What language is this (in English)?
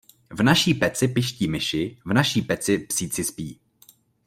Czech